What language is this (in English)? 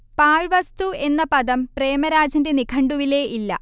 Malayalam